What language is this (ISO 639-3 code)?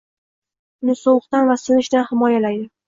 uzb